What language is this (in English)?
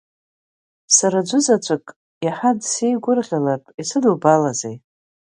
Abkhazian